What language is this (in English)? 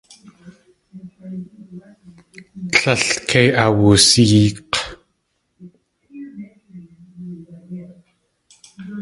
Tlingit